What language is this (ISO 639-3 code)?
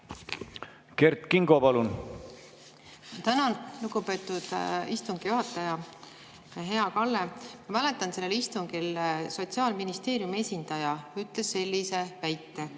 est